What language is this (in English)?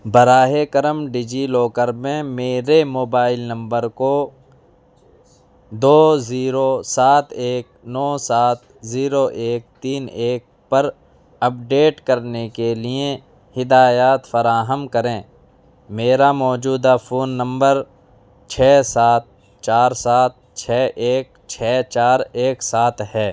Urdu